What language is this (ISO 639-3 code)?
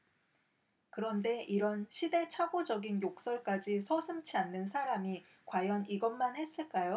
kor